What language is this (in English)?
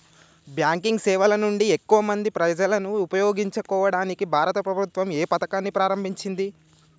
Telugu